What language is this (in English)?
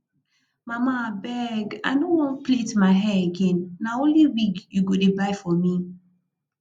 Nigerian Pidgin